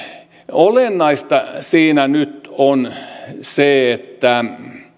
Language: Finnish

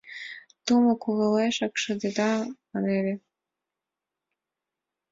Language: Mari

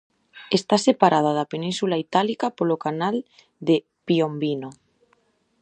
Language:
Galician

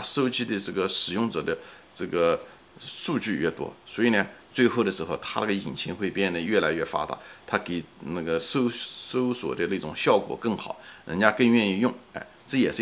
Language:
Chinese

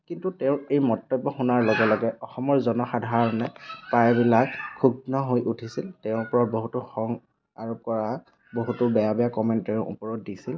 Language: Assamese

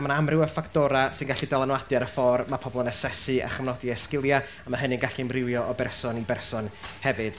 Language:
Welsh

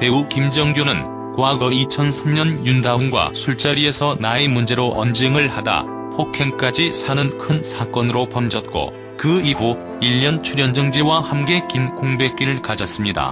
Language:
Korean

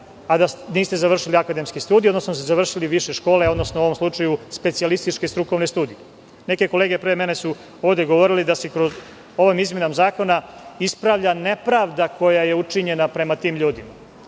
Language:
Serbian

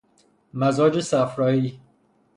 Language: Persian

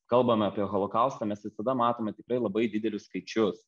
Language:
Lithuanian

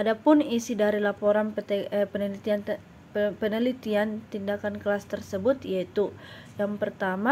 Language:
Indonesian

